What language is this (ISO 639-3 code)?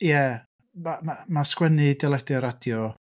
cym